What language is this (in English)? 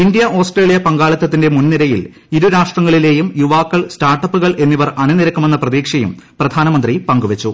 Malayalam